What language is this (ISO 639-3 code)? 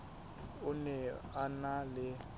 sot